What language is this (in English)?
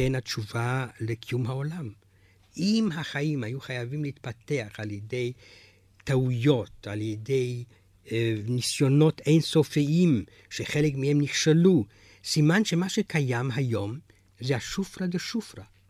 Hebrew